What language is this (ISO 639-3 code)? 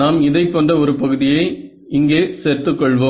tam